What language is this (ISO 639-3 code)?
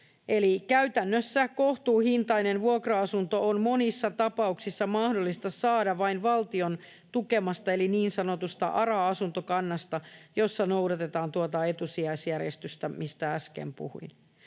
fin